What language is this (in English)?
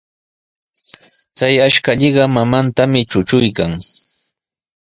Sihuas Ancash Quechua